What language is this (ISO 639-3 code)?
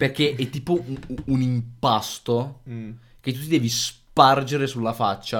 ita